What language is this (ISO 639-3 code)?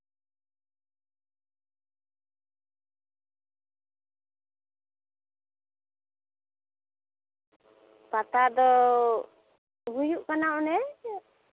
sat